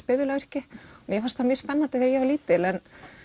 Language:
Icelandic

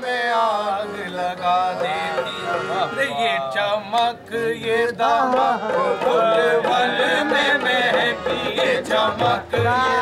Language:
Arabic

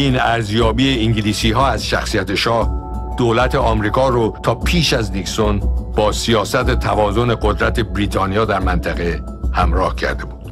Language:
Persian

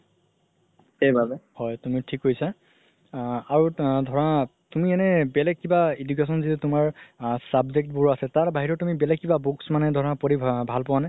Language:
Assamese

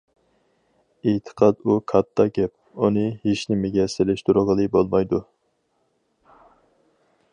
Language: Uyghur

